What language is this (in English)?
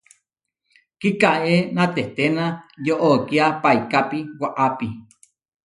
Huarijio